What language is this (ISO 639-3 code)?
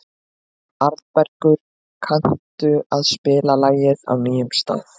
isl